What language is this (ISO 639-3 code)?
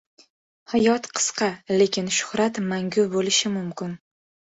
uzb